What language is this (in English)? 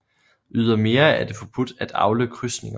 Danish